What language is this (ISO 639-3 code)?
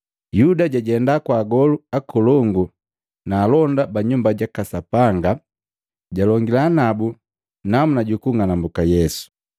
mgv